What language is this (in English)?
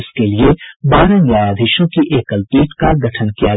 Hindi